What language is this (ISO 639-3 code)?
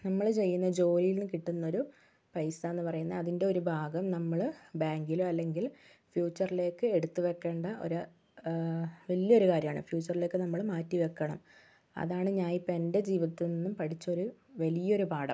mal